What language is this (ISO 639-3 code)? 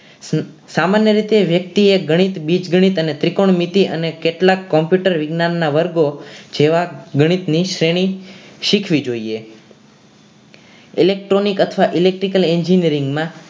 guj